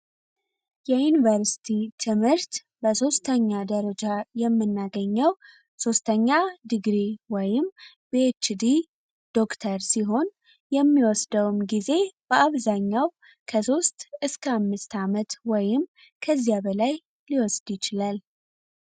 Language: Amharic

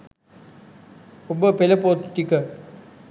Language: Sinhala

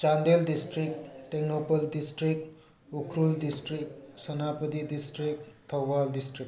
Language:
Manipuri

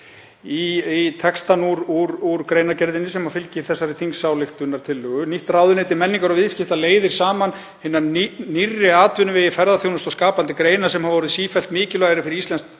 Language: Icelandic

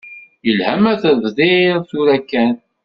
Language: Kabyle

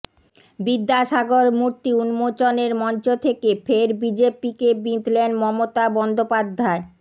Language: Bangla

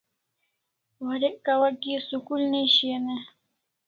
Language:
Kalasha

